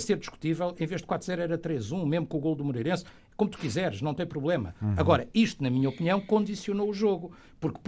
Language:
Portuguese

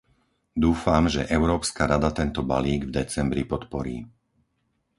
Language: Slovak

